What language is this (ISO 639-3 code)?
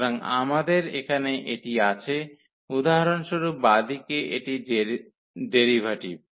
ben